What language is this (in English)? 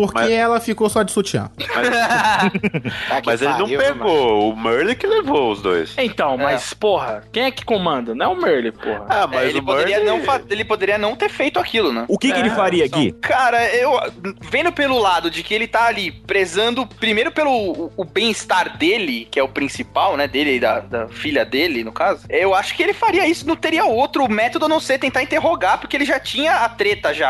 Portuguese